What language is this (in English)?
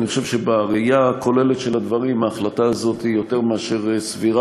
Hebrew